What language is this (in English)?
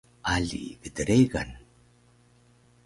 Taroko